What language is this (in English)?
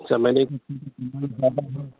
Urdu